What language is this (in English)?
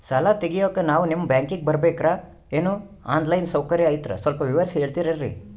Kannada